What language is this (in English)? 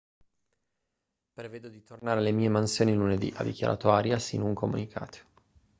Italian